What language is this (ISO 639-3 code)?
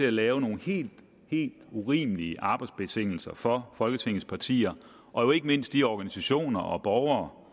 dan